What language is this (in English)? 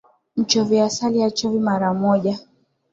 Swahili